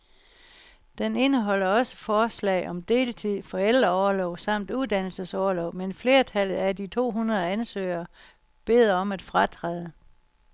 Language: Danish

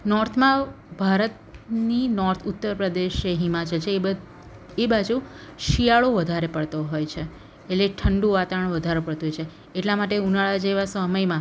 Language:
Gujarati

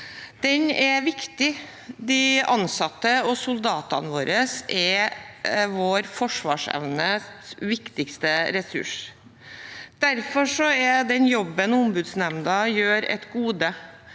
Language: Norwegian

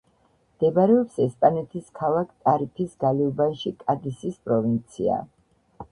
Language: Georgian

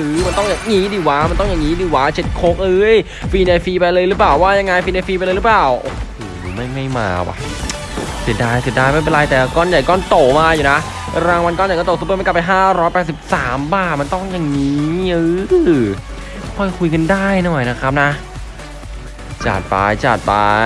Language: Thai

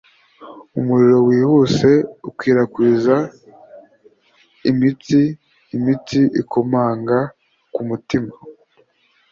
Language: Kinyarwanda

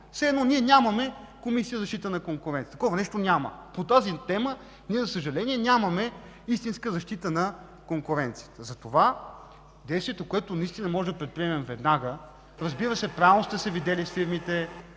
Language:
Bulgarian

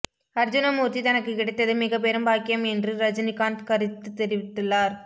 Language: Tamil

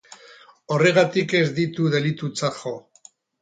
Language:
Basque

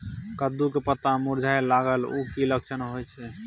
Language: Maithili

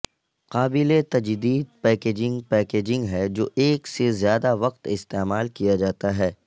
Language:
Urdu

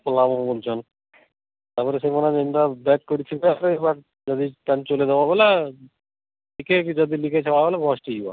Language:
Odia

